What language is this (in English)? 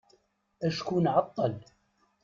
Kabyle